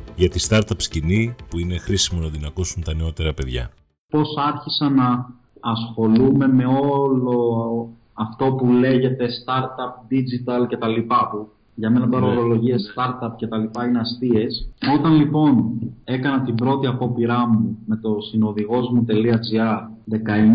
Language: Greek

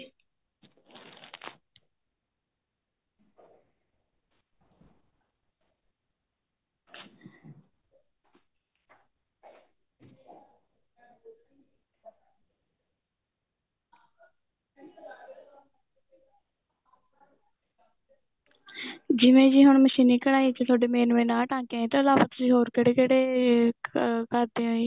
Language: Punjabi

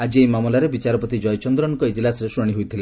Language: Odia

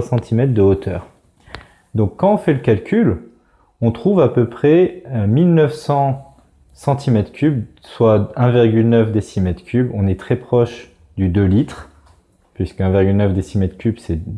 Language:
French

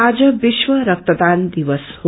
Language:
Nepali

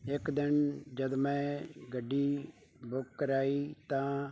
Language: Punjabi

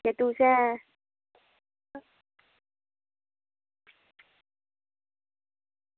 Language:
Dogri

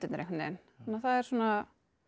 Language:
Icelandic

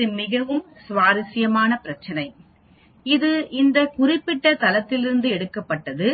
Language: Tamil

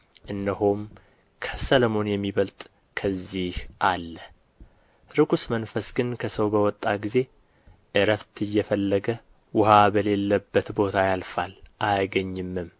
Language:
Amharic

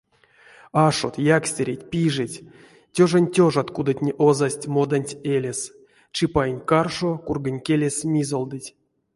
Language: Erzya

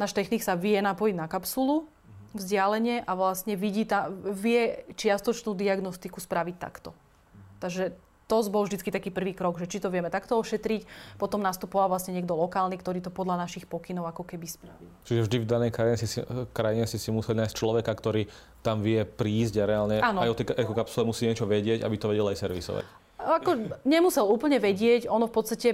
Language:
Slovak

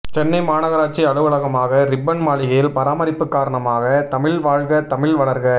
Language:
Tamil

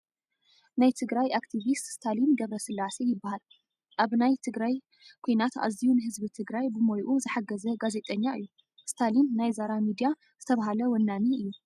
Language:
Tigrinya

